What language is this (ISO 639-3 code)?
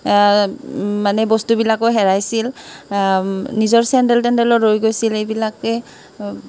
asm